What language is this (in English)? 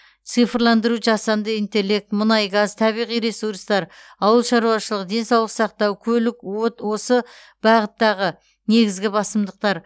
Kazakh